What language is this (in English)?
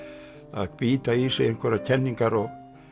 Icelandic